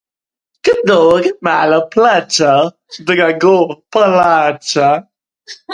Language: Slovenian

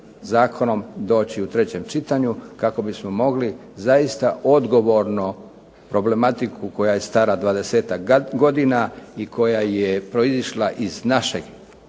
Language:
Croatian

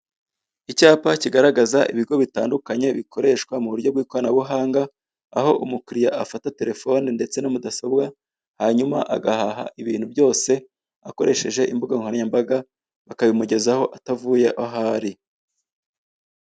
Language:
Kinyarwanda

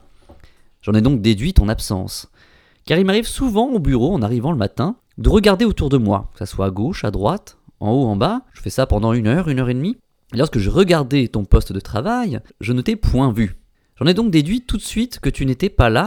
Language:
French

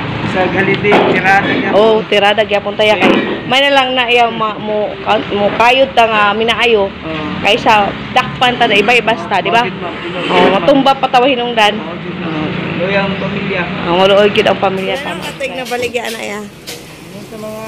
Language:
Filipino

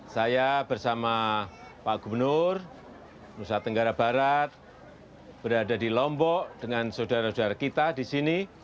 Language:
Indonesian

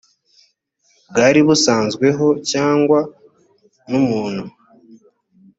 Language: Kinyarwanda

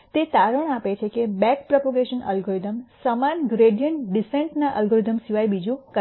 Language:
Gujarati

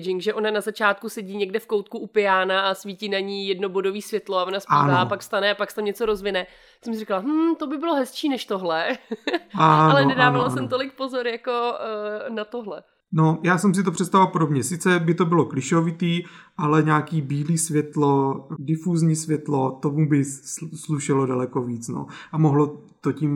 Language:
Czech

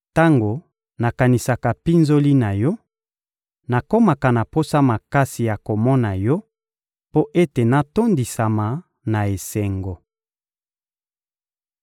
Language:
Lingala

